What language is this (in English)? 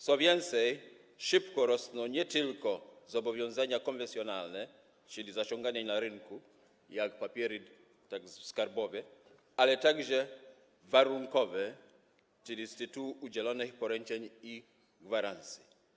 Polish